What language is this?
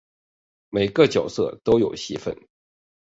Chinese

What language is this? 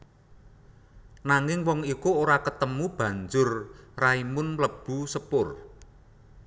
Javanese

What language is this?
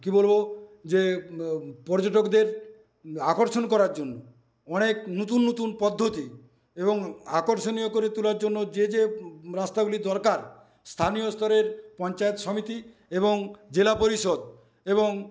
Bangla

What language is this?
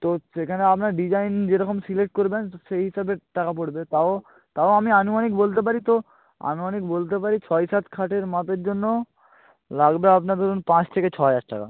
Bangla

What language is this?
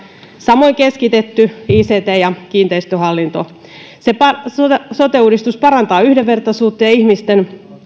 Finnish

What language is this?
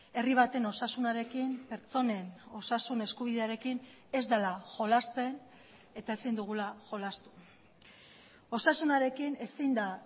Basque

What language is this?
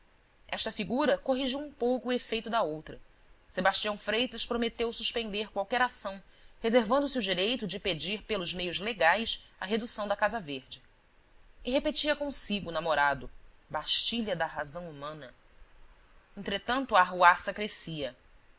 Portuguese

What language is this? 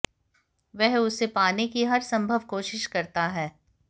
Hindi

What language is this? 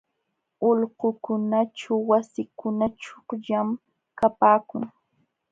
Jauja Wanca Quechua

